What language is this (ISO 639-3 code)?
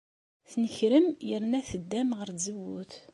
kab